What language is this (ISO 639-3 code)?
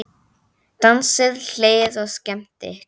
isl